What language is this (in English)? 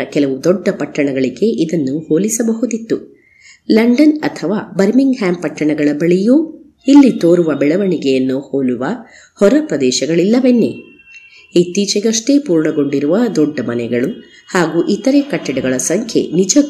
Kannada